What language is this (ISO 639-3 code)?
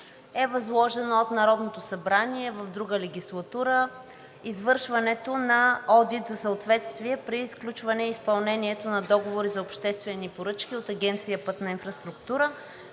bul